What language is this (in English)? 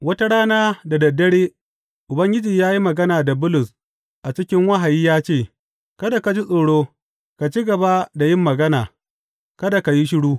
Hausa